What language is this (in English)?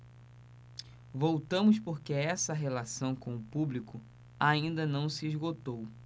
Portuguese